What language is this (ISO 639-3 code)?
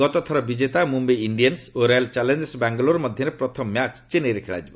ori